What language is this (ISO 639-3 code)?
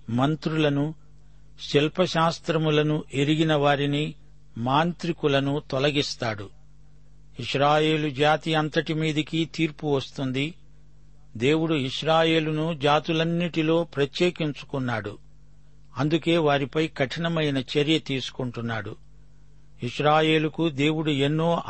tel